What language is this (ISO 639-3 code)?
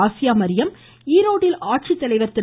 tam